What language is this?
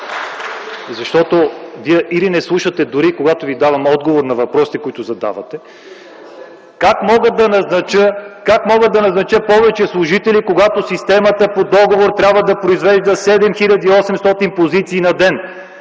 Bulgarian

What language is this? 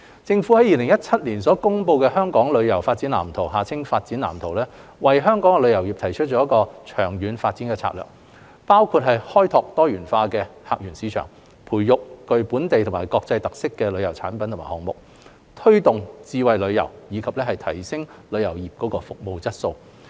Cantonese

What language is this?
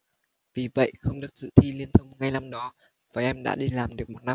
Vietnamese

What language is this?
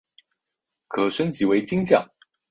Chinese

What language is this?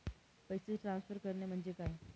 Marathi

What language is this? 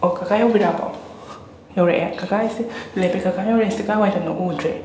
Manipuri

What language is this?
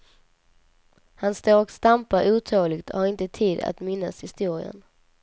Swedish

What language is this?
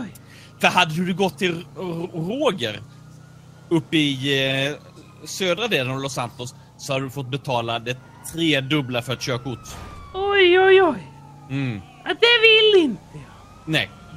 Swedish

